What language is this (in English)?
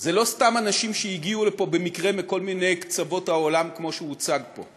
Hebrew